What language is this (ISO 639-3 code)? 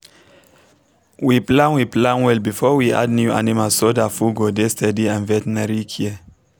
pcm